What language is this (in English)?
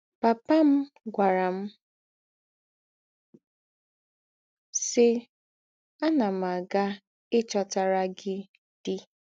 Igbo